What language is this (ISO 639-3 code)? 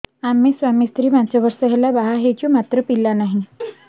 ori